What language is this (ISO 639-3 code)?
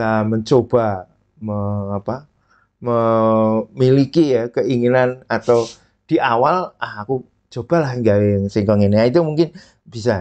ind